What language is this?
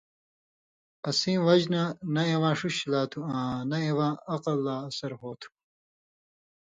Indus Kohistani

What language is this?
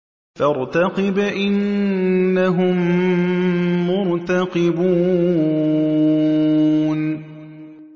Arabic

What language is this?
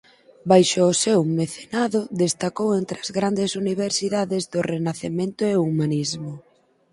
Galician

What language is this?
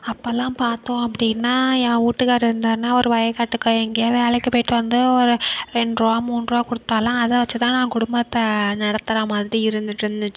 Tamil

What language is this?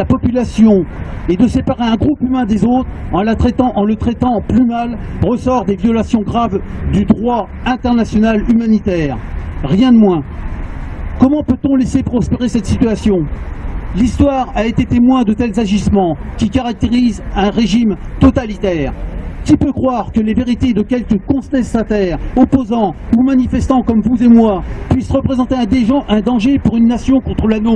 French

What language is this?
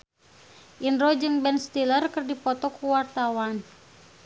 Sundanese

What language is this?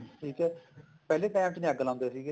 Punjabi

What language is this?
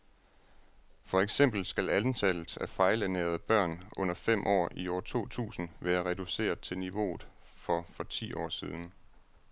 Danish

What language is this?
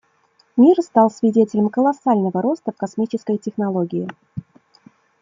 Russian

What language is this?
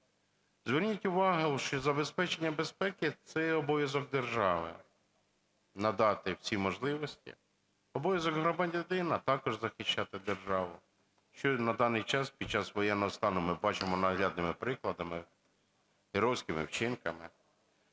Ukrainian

